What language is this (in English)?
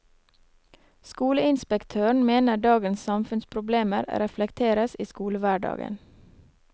Norwegian